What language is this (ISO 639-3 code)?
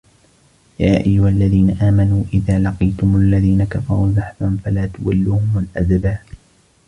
ara